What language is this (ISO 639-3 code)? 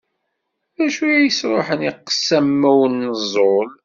kab